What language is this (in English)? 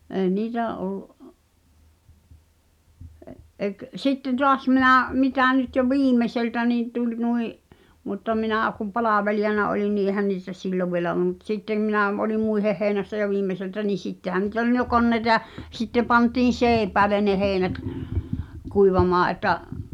Finnish